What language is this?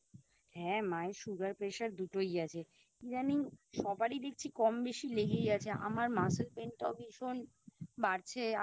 Bangla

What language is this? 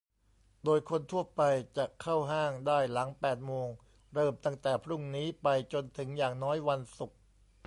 Thai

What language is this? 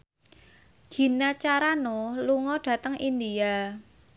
Javanese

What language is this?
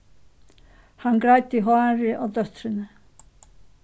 Faroese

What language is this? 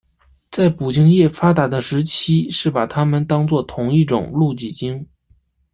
Chinese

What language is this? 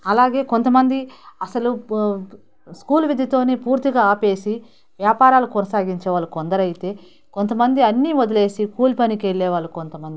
Telugu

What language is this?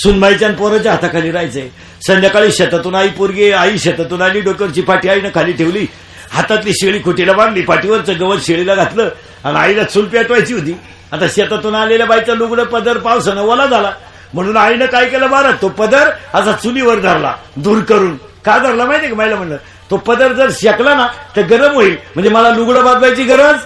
Marathi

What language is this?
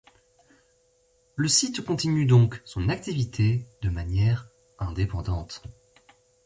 French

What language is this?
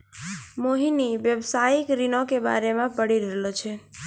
Maithili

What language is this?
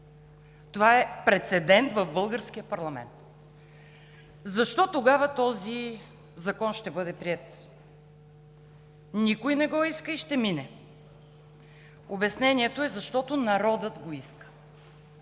Bulgarian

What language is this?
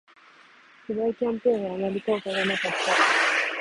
Japanese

